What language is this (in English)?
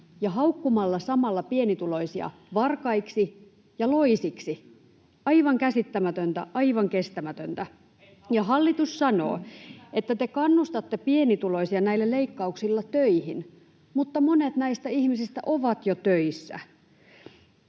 Finnish